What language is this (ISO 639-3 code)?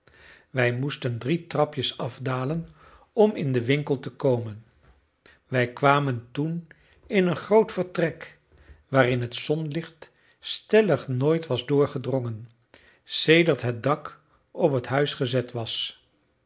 nld